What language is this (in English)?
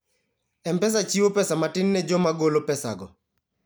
Luo (Kenya and Tanzania)